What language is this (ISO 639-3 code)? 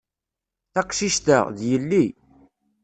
kab